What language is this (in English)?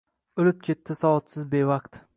Uzbek